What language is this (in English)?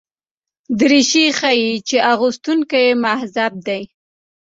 Pashto